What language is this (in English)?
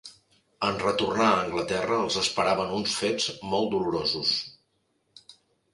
Catalan